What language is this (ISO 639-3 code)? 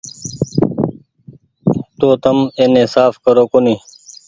gig